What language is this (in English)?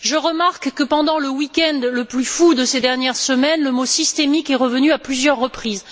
French